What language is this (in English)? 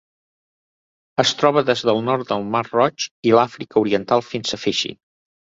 Catalan